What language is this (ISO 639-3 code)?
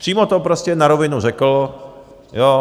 ces